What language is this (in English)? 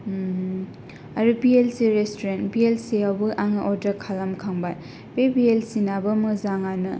Bodo